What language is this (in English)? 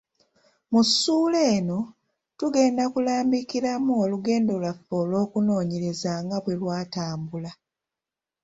Ganda